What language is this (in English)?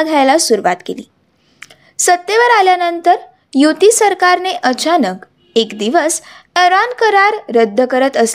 Marathi